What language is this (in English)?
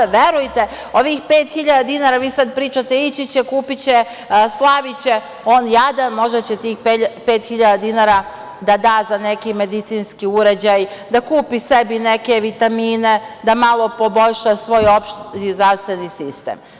Serbian